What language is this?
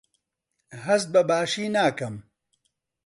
Central Kurdish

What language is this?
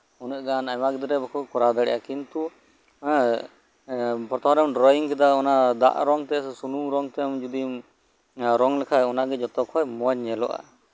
Santali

